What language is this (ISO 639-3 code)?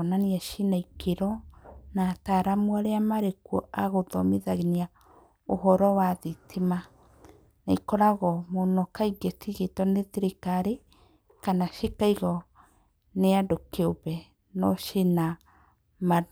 kik